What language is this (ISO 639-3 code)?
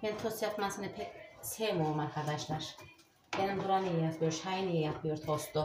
tur